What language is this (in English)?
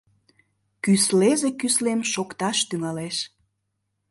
Mari